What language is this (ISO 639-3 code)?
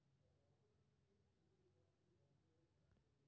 mai